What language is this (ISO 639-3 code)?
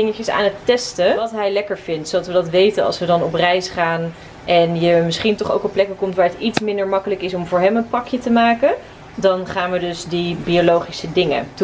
nld